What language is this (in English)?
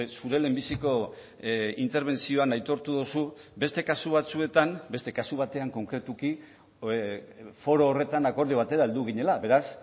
Basque